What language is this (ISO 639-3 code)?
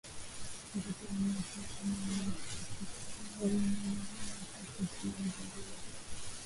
swa